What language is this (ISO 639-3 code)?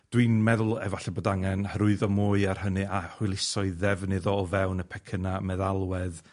cym